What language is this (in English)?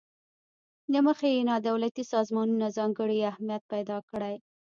Pashto